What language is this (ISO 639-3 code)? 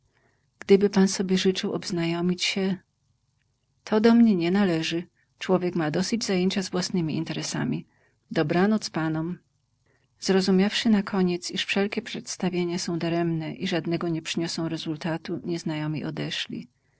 pol